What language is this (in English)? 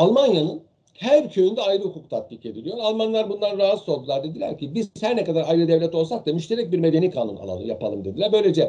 Turkish